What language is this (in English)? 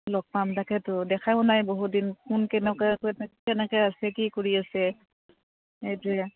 Assamese